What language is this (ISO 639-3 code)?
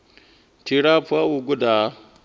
ven